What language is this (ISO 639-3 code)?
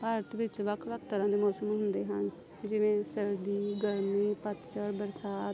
pan